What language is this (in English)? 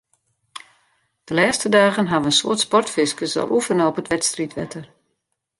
Western Frisian